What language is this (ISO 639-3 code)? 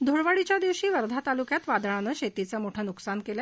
mar